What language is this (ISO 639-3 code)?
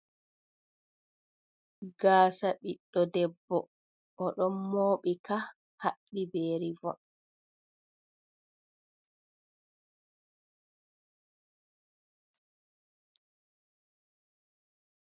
ful